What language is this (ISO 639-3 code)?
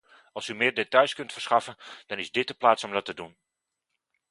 nld